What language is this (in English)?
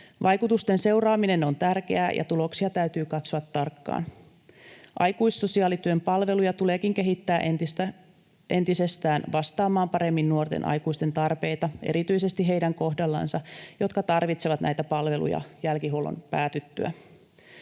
Finnish